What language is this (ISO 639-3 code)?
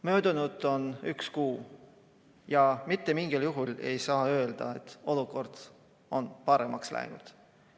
est